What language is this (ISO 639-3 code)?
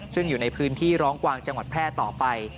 tha